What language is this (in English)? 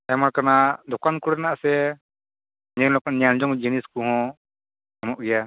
Santali